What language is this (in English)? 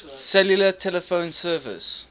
English